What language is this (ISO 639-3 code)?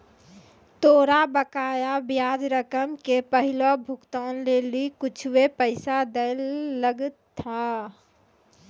mai